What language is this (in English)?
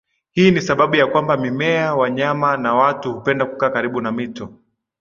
Swahili